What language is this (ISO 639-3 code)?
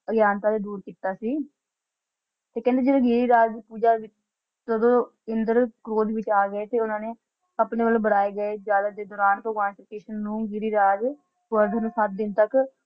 pan